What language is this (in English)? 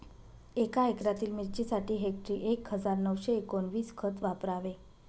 Marathi